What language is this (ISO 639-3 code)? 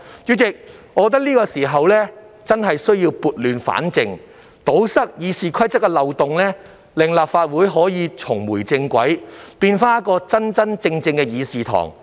yue